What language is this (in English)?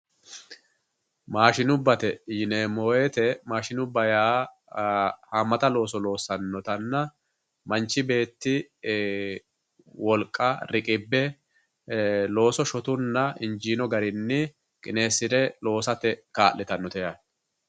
Sidamo